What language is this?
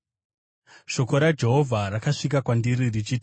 Shona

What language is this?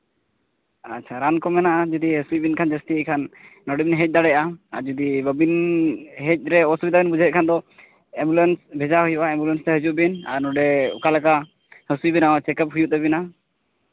Santali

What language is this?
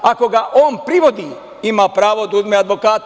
Serbian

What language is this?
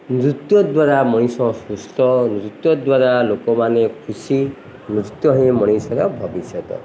Odia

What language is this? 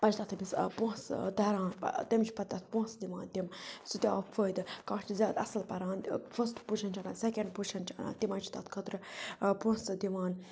Kashmiri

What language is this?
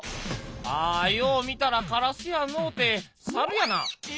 Japanese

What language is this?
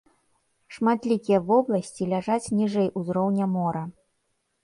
Belarusian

